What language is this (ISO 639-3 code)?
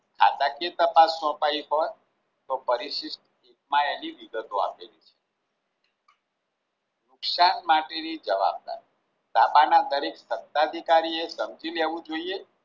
guj